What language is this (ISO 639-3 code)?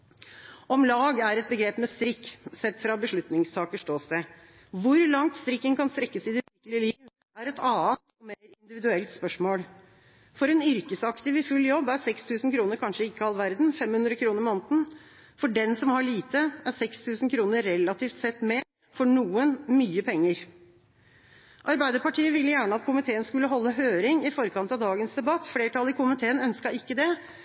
nob